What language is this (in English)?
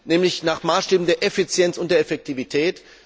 German